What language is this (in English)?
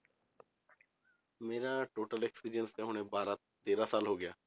Punjabi